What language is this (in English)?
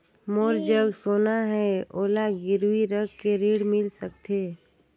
Chhattisgarhi